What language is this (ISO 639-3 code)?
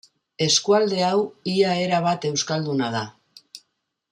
eus